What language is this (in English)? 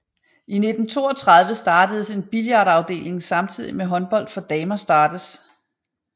Danish